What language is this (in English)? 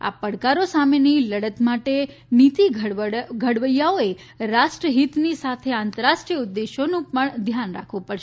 Gujarati